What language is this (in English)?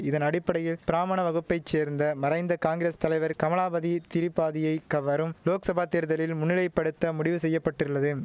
Tamil